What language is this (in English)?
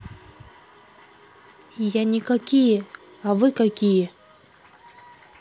Russian